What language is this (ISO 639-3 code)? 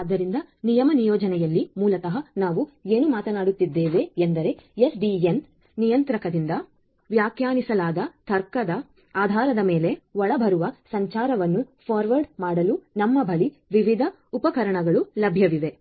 kan